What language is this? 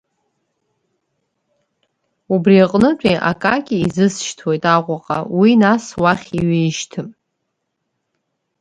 Abkhazian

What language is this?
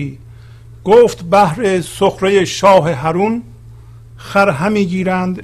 Persian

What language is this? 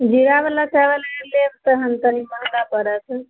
Maithili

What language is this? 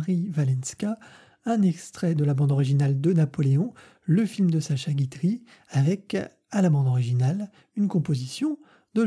French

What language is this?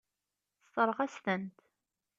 Kabyle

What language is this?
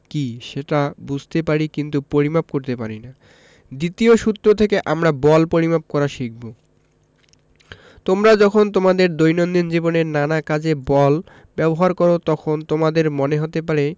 Bangla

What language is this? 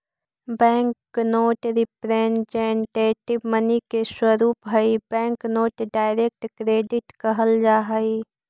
Magahi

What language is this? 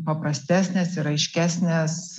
Lithuanian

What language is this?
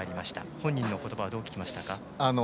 Japanese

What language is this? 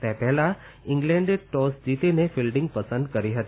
Gujarati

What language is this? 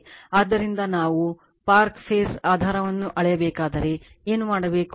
Kannada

